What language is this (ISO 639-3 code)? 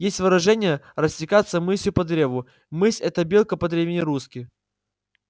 rus